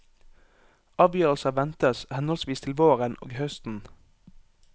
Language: Norwegian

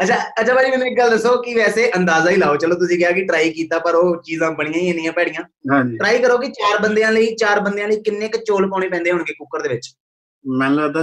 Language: Punjabi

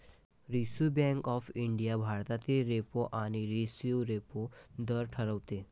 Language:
Marathi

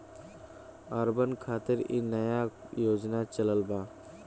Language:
Bhojpuri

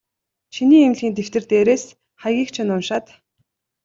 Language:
Mongolian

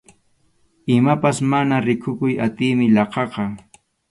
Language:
Arequipa-La Unión Quechua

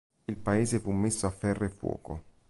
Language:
Italian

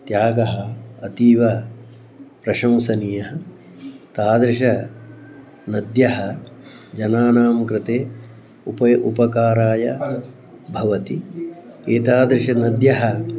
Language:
Sanskrit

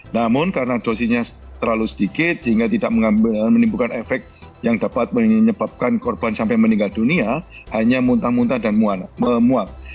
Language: Indonesian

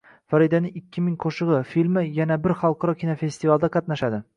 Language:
Uzbek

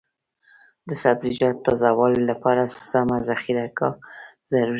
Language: Pashto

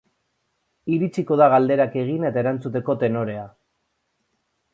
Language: Basque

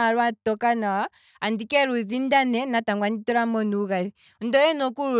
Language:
Kwambi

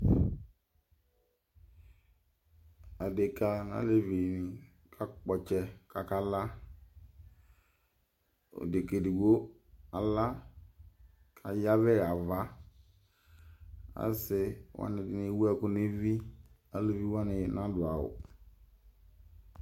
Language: Ikposo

